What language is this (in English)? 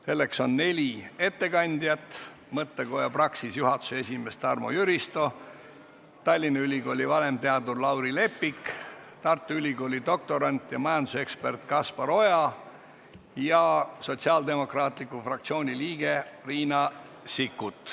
Estonian